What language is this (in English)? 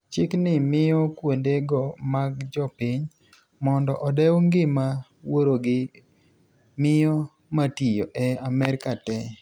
Luo (Kenya and Tanzania)